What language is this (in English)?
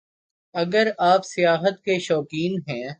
Urdu